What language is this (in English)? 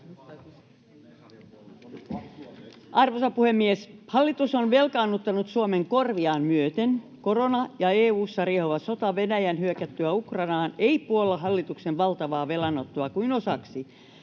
Finnish